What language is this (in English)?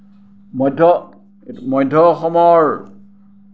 Assamese